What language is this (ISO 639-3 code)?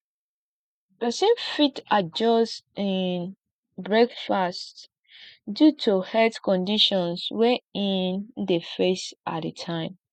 pcm